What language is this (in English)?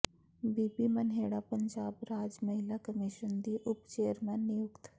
Punjabi